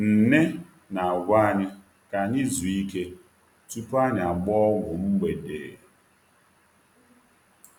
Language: Igbo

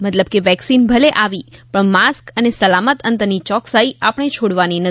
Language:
Gujarati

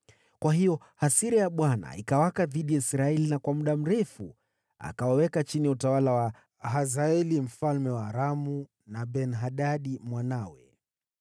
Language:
Swahili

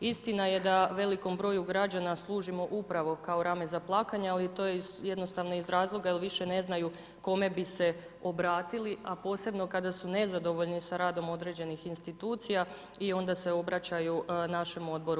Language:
Croatian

